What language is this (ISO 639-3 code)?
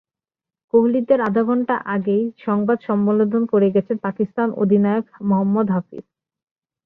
ben